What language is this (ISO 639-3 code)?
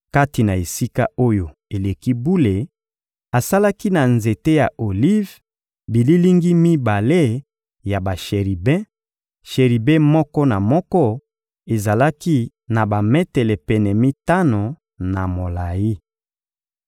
lin